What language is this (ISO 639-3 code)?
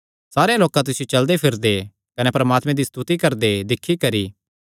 xnr